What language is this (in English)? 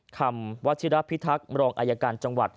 Thai